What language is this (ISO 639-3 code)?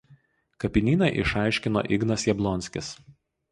lit